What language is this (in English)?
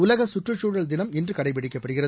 Tamil